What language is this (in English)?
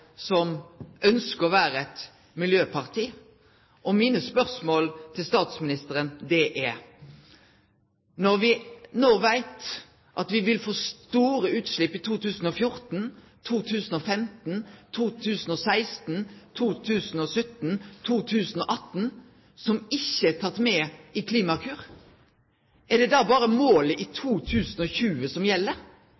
Norwegian Nynorsk